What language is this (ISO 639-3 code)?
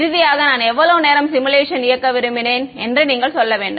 tam